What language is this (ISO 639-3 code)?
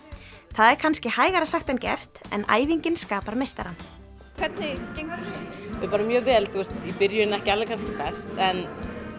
isl